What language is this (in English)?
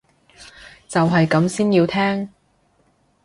Cantonese